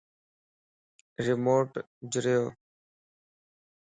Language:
Lasi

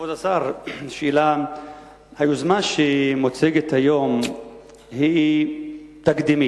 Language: Hebrew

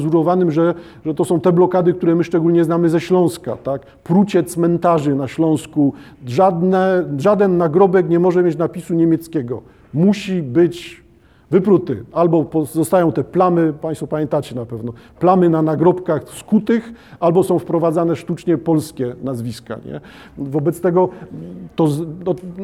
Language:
Polish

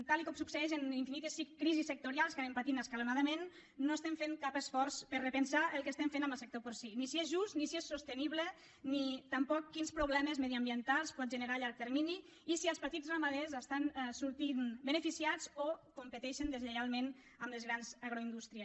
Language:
Catalan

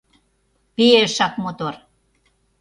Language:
Mari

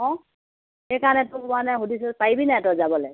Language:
Assamese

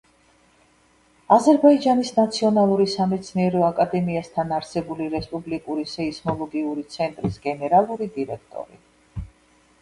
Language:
Georgian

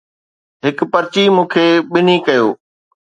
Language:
Sindhi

